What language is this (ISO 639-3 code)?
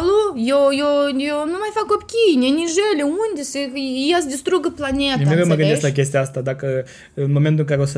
ron